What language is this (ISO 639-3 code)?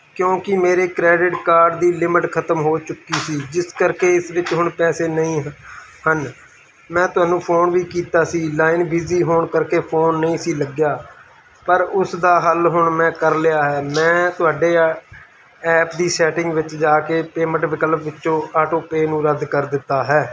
pan